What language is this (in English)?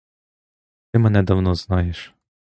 Ukrainian